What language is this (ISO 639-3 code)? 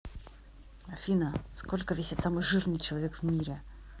rus